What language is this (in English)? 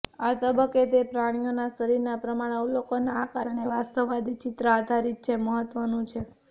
Gujarati